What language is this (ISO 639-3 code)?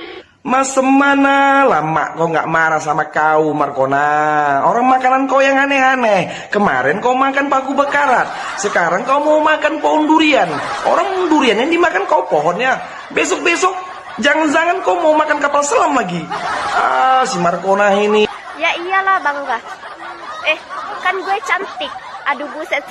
ind